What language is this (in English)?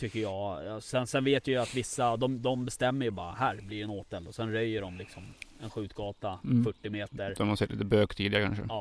Swedish